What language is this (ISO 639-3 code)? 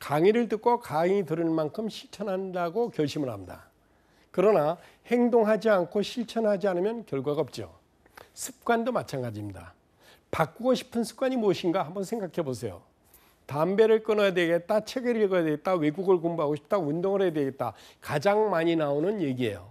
kor